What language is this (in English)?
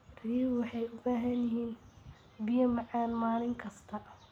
Somali